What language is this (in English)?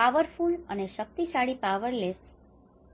Gujarati